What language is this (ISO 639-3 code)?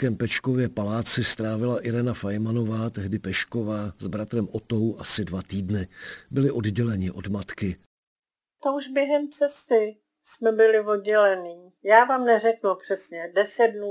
ces